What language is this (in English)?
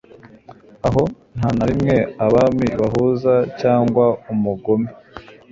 Kinyarwanda